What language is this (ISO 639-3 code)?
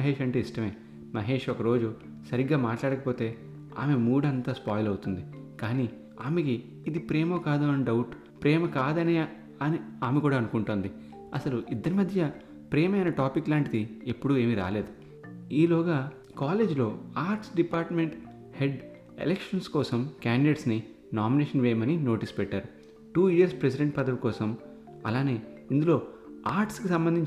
tel